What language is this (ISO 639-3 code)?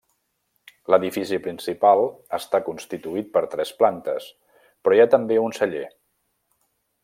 cat